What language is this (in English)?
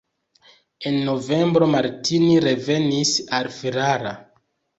Esperanto